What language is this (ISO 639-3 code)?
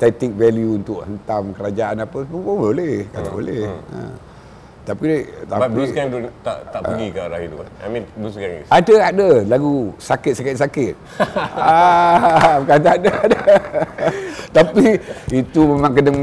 msa